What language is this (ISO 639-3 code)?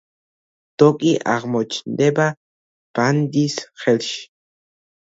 kat